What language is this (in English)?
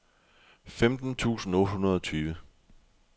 Danish